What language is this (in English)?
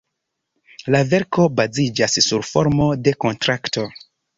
Esperanto